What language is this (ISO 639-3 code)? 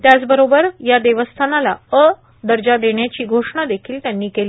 mar